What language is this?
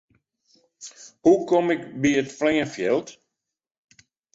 Western Frisian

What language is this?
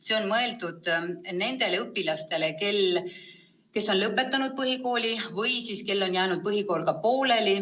Estonian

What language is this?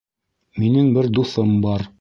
Bashkir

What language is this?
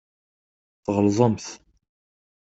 Kabyle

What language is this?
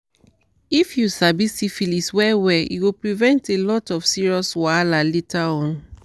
Nigerian Pidgin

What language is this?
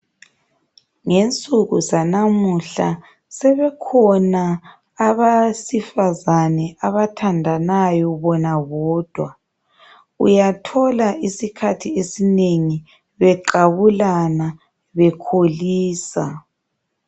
North Ndebele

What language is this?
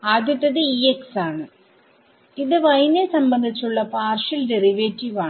Malayalam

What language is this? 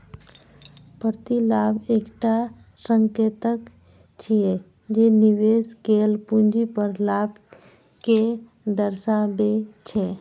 Maithili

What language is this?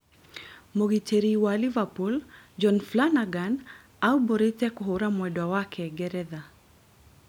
Kikuyu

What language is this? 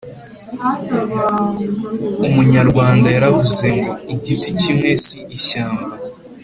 Kinyarwanda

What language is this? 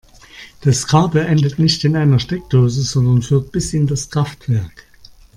German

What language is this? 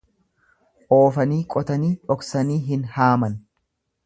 Oromo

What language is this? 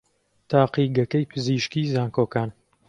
Central Kurdish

